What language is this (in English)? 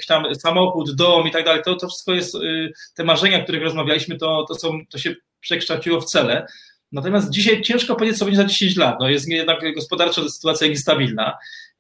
Polish